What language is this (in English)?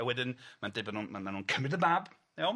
Welsh